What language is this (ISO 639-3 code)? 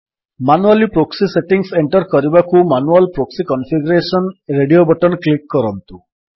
ori